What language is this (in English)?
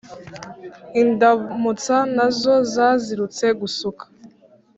Kinyarwanda